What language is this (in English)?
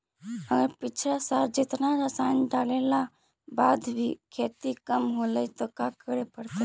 Magahi